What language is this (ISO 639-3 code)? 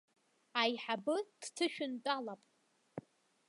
abk